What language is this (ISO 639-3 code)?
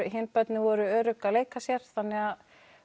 isl